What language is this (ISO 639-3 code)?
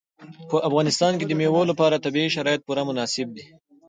pus